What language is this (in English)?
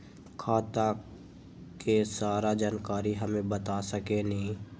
Magahi